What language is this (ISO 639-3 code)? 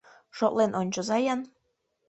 chm